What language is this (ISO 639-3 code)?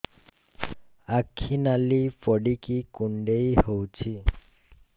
ori